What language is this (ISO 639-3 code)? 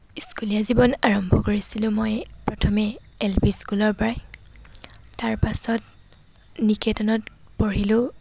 asm